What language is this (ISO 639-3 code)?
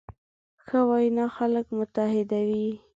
pus